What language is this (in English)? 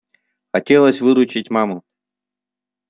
Russian